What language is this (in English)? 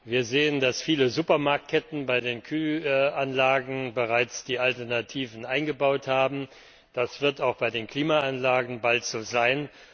German